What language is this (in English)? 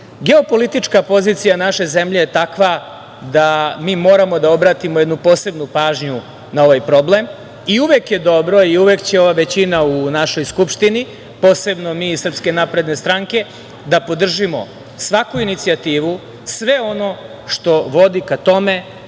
Serbian